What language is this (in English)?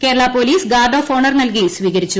Malayalam